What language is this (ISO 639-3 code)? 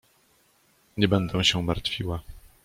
pol